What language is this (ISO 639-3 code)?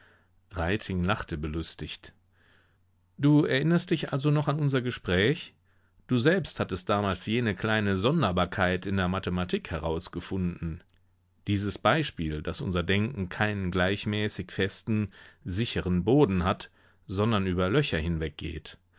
deu